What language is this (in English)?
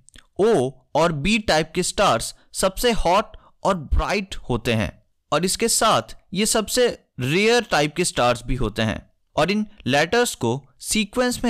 Hindi